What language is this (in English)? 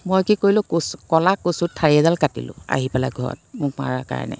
Assamese